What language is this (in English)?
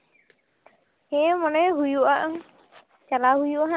Santali